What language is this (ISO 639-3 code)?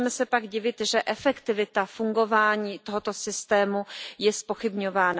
ces